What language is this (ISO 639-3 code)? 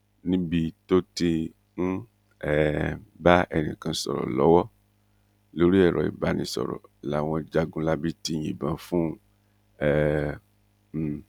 yor